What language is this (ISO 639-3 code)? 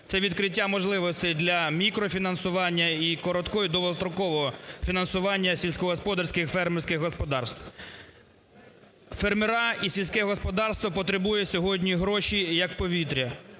ukr